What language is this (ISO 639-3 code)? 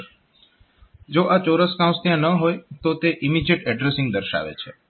guj